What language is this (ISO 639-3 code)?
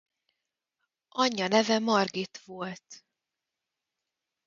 hun